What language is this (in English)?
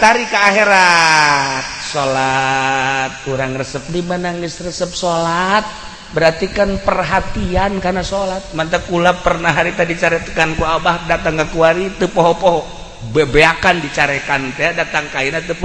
Indonesian